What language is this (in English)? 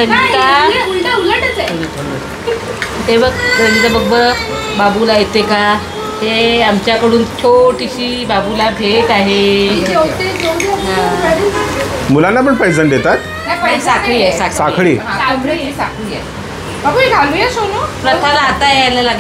Marathi